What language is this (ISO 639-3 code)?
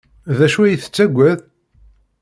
kab